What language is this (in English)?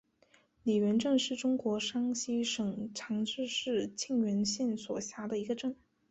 Chinese